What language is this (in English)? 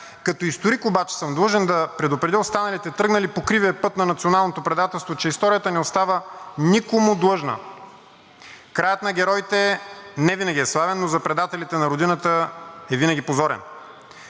Bulgarian